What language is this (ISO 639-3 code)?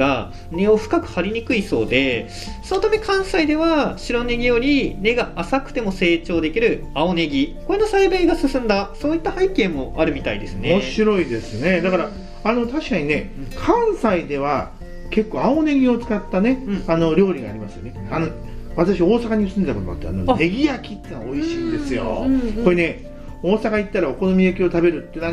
jpn